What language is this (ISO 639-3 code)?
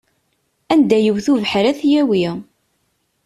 kab